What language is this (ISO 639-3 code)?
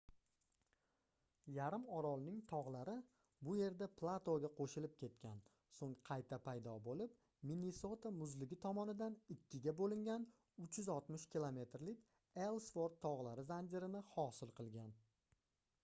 uzb